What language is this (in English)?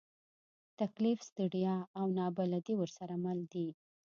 Pashto